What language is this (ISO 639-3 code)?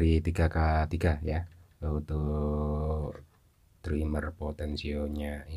ind